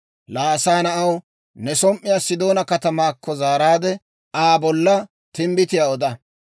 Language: Dawro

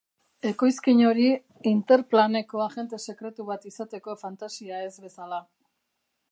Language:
Basque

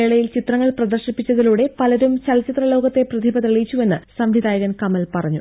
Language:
Malayalam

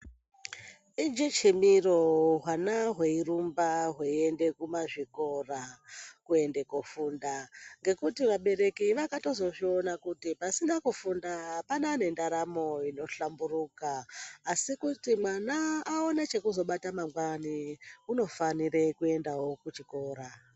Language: Ndau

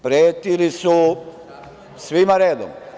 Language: Serbian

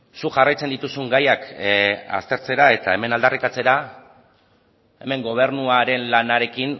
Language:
Basque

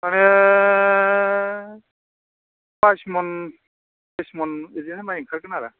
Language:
Bodo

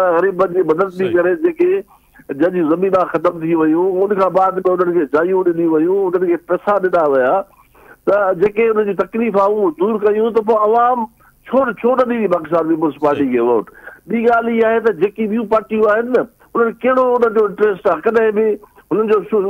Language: Punjabi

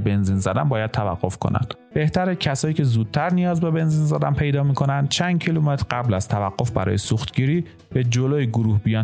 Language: Persian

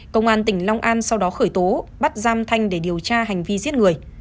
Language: Vietnamese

